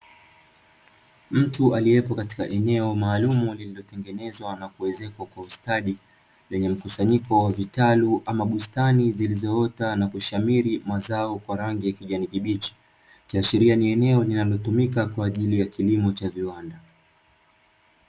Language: Swahili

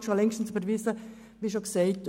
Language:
Swiss German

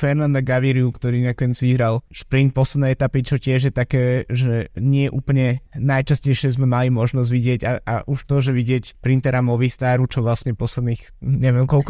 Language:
Slovak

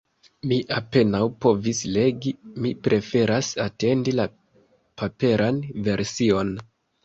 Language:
Esperanto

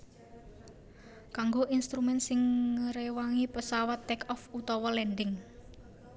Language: Javanese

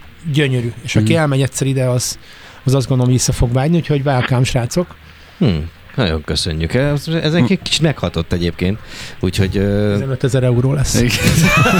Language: Hungarian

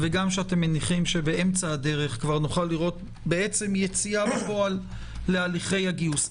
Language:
Hebrew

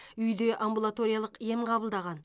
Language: Kazakh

